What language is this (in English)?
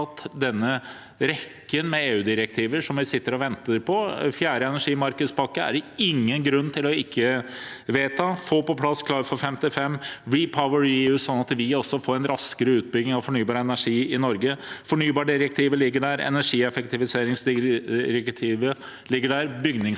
Norwegian